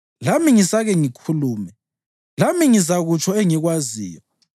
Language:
North Ndebele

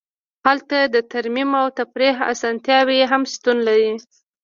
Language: Pashto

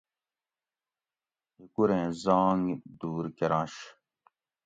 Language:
Gawri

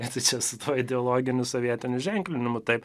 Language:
Lithuanian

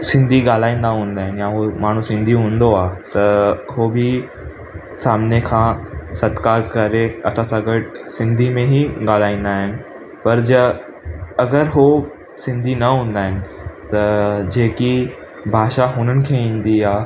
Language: Sindhi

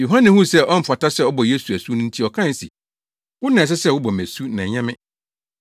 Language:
Akan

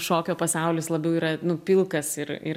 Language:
Lithuanian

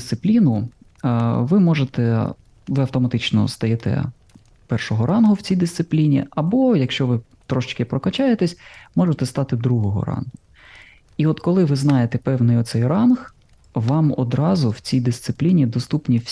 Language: Ukrainian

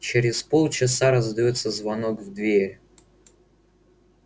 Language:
Russian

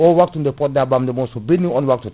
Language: Fula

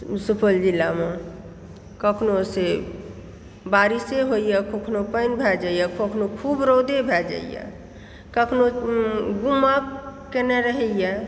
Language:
Maithili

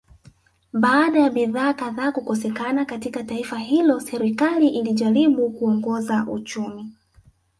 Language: Swahili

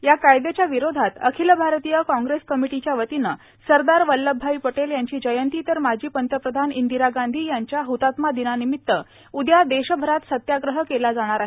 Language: Marathi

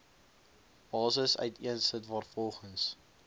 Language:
Afrikaans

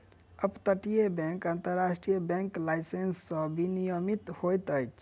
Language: Maithili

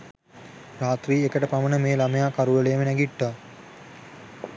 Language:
Sinhala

